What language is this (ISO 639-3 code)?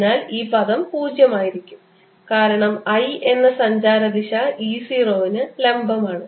mal